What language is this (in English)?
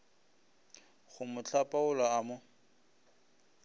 Northern Sotho